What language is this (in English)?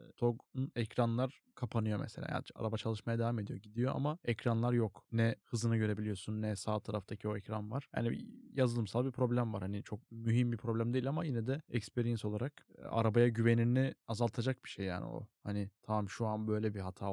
Turkish